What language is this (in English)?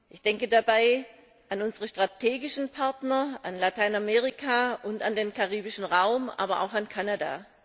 German